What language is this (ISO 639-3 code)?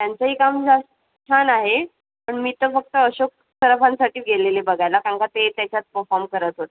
mar